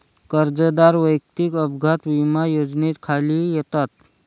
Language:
Marathi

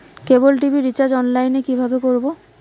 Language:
Bangla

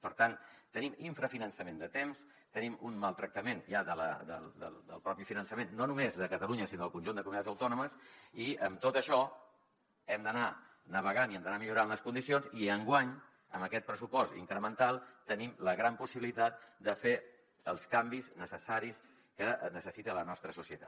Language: Catalan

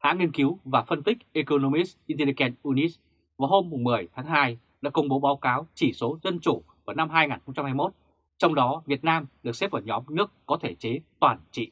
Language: Vietnamese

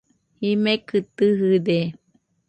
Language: Nüpode Huitoto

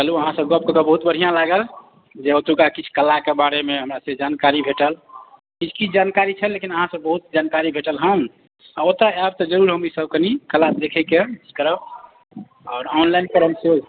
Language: Maithili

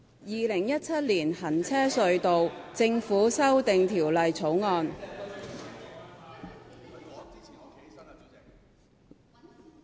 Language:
Cantonese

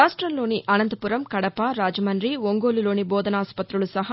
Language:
Telugu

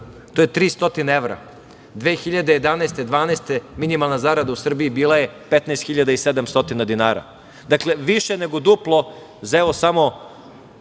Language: Serbian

